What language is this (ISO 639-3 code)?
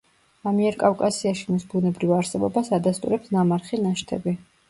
kat